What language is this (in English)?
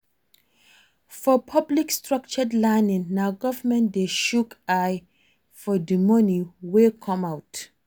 Nigerian Pidgin